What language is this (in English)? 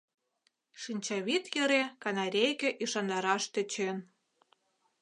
Mari